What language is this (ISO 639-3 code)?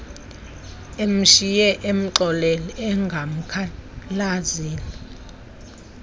xho